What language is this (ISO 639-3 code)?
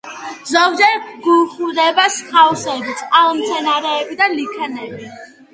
kat